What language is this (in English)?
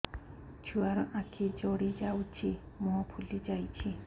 Odia